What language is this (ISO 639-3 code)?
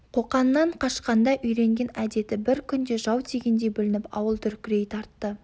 kaz